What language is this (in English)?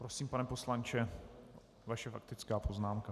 Czech